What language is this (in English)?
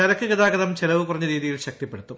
Malayalam